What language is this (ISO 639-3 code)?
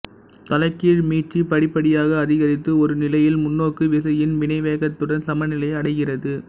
tam